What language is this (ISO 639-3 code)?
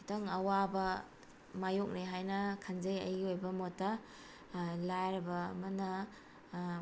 mni